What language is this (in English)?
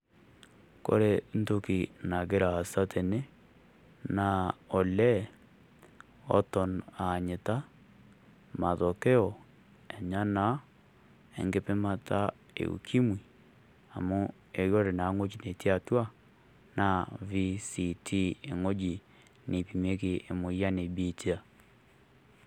Masai